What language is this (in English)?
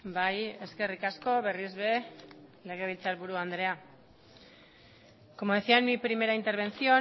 Basque